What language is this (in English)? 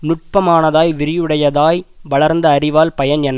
Tamil